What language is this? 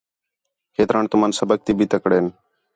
Khetrani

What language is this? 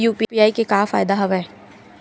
Chhattisgarhi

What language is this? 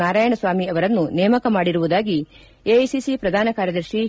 Kannada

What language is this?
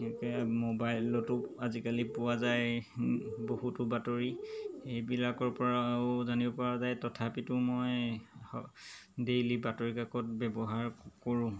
Assamese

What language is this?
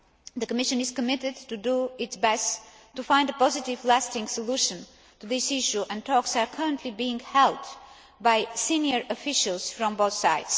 English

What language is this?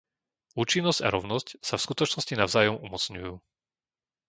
Slovak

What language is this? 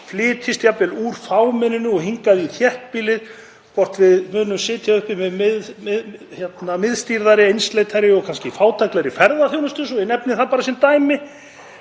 Icelandic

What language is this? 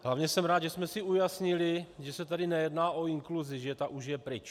Czech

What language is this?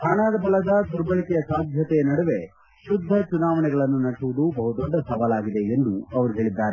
Kannada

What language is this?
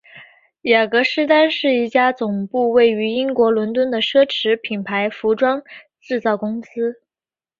Chinese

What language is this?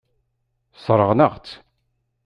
Kabyle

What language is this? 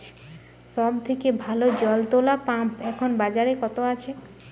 Bangla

